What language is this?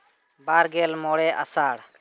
Santali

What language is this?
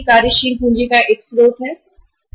Hindi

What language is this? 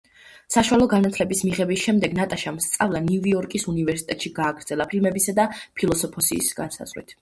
Georgian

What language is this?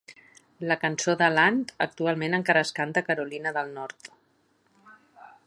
Catalan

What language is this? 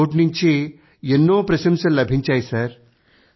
Telugu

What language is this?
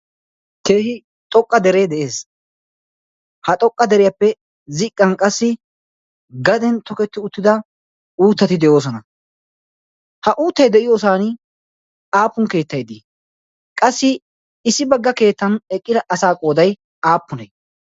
Wolaytta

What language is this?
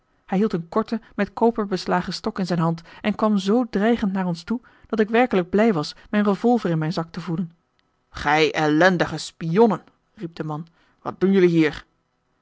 Dutch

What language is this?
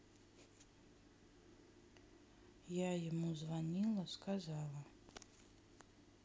Russian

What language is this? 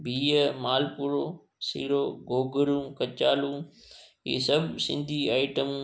Sindhi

